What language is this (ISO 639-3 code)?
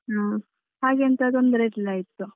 kan